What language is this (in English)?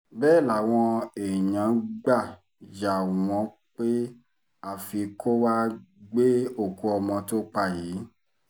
Yoruba